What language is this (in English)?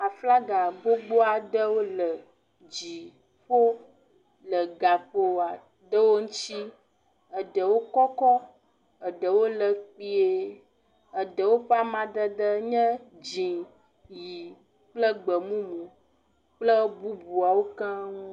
Ewe